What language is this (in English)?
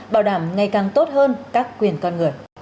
Vietnamese